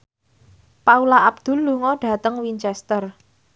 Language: Javanese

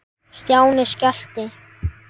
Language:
Icelandic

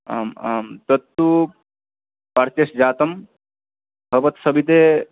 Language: Sanskrit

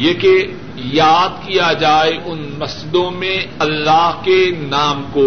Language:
Urdu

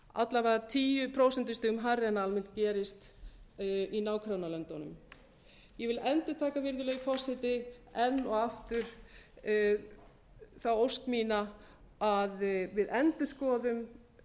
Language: Icelandic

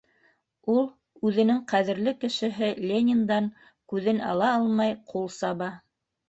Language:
Bashkir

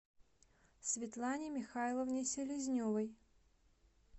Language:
Russian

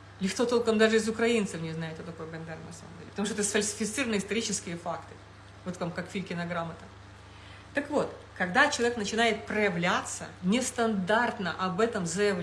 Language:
Russian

